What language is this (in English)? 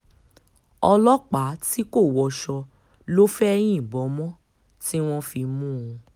Yoruba